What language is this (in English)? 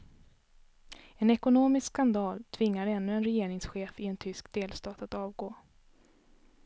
Swedish